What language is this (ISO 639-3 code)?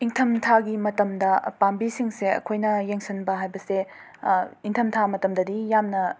mni